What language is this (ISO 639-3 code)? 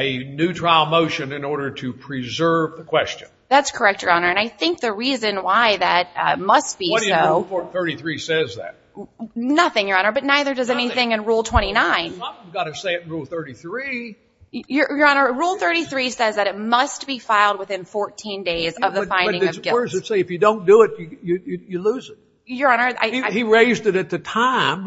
eng